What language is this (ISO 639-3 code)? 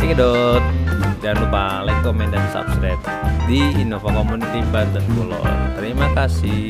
ind